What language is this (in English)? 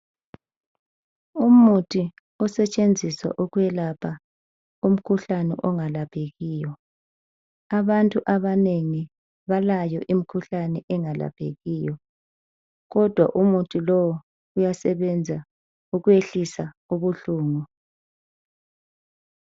North Ndebele